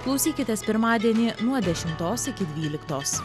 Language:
Lithuanian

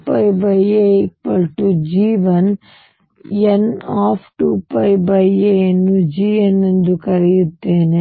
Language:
Kannada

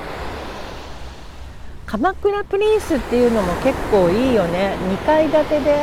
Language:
Japanese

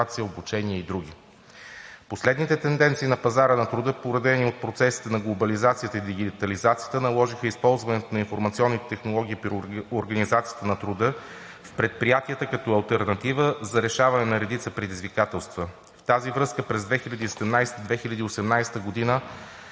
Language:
Bulgarian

